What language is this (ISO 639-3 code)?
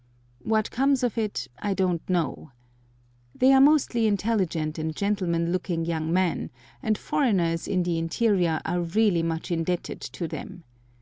eng